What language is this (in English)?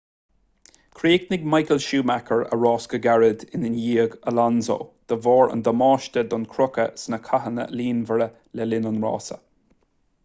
Irish